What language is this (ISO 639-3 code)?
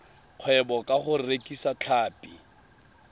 tsn